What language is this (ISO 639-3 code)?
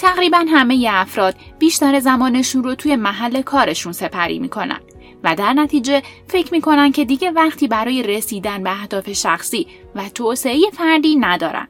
fas